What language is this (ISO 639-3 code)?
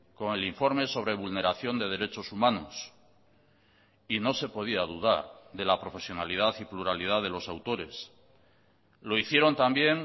spa